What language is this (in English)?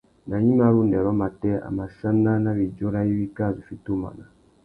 Tuki